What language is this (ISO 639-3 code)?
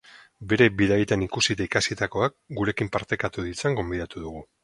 eus